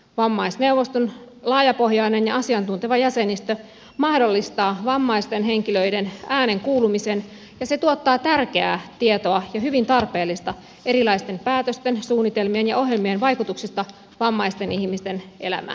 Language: Finnish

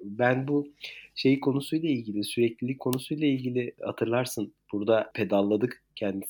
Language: Turkish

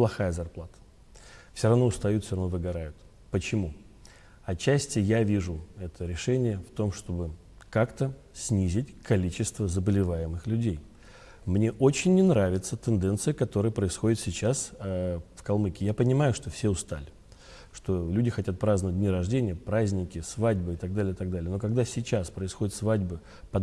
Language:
Russian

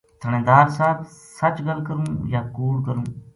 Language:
Gujari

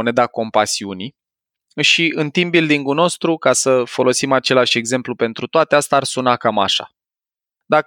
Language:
Romanian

